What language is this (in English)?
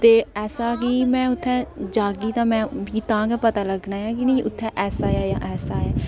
Dogri